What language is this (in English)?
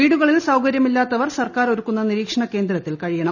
Malayalam